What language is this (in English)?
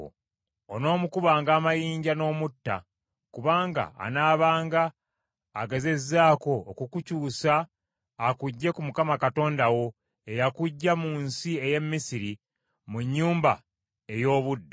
Ganda